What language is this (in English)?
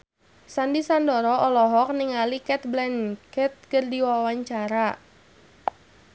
Sundanese